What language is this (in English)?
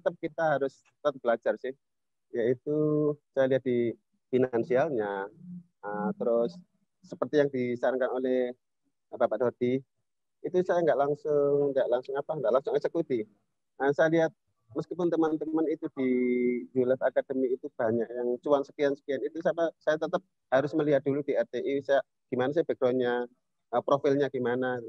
Indonesian